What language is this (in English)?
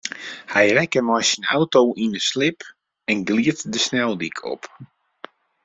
Western Frisian